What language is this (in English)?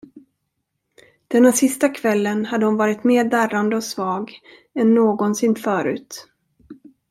Swedish